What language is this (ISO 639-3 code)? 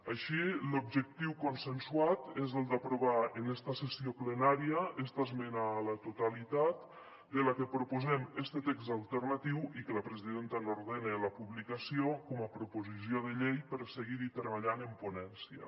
cat